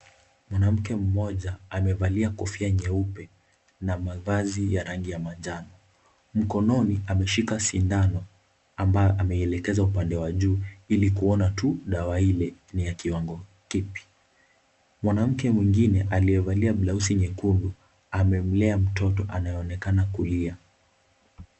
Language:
Swahili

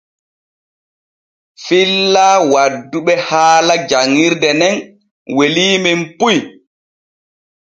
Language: Borgu Fulfulde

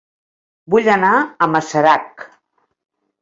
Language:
Catalan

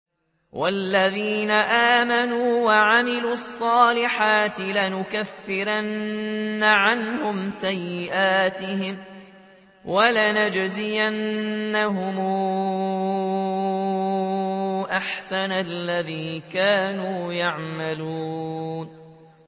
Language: Arabic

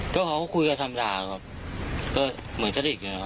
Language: Thai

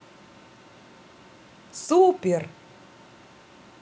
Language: Russian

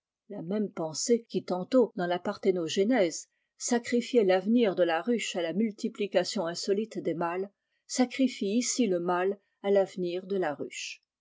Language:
French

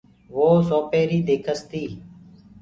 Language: Gurgula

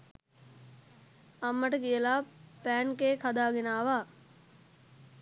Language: Sinhala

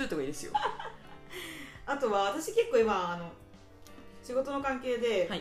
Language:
Japanese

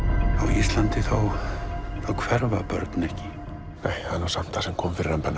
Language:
Icelandic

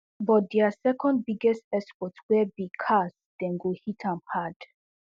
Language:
Nigerian Pidgin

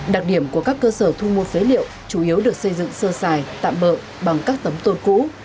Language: Vietnamese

